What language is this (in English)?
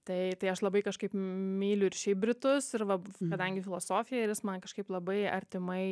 Lithuanian